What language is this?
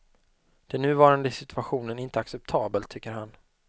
Swedish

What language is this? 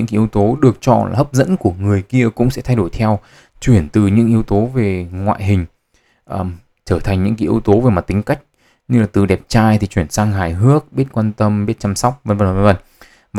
Vietnamese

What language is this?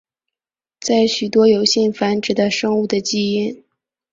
Chinese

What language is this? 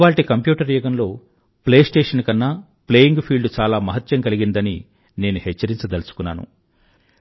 Telugu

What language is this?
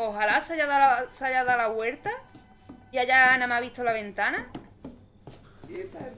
Spanish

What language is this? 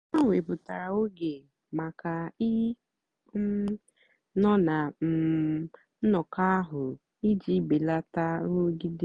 Igbo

